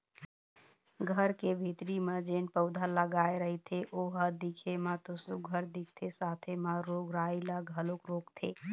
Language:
Chhattisgarhi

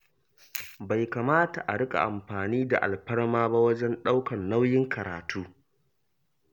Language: Hausa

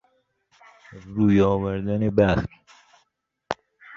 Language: Persian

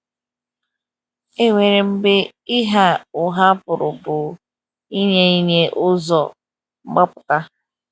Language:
Igbo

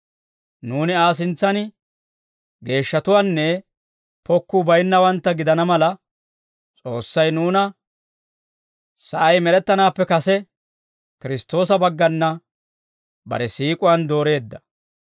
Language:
Dawro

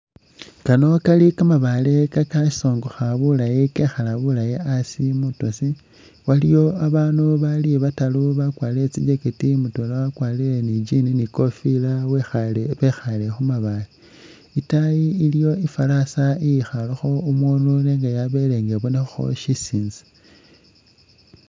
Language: Masaaba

